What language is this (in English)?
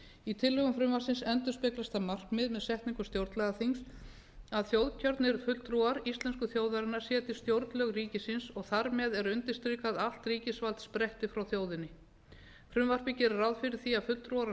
Icelandic